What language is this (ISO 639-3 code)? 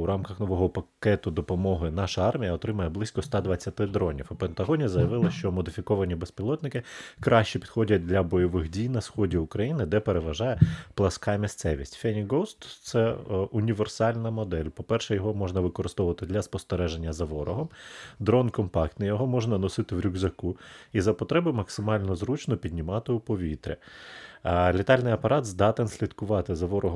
ukr